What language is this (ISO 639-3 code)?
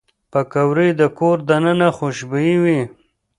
pus